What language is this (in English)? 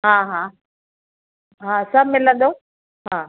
Sindhi